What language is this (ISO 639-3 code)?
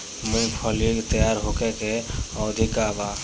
bho